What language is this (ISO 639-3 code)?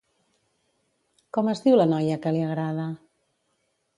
cat